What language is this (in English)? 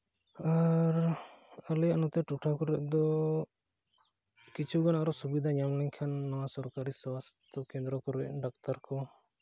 Santali